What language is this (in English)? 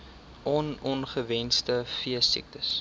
Afrikaans